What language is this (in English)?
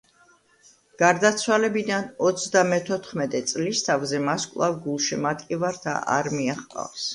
Georgian